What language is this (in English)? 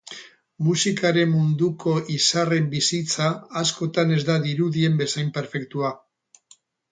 Basque